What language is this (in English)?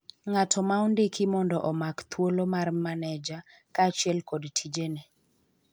Luo (Kenya and Tanzania)